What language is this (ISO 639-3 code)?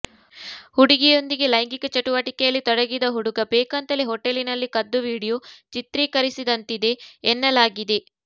kan